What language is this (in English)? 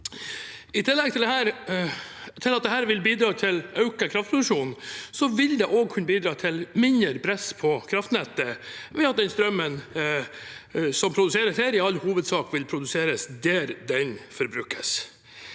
Norwegian